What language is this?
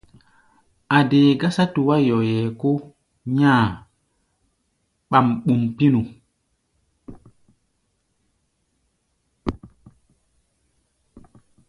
Gbaya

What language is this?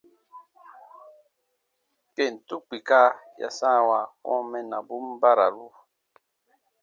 Baatonum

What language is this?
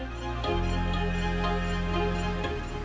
Indonesian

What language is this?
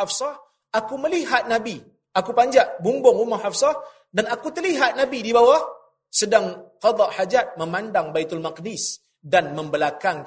Malay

